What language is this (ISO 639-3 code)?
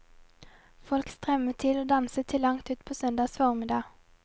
nor